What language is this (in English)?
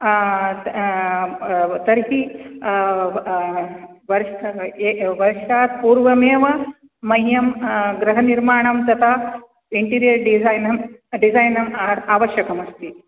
Sanskrit